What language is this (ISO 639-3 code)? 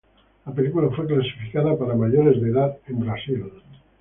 spa